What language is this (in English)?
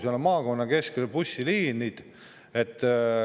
Estonian